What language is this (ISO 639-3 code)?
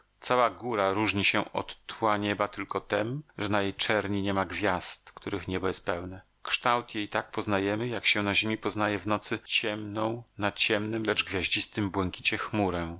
pol